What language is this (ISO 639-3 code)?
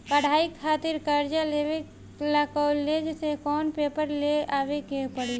bho